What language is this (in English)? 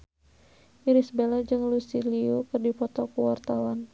Sundanese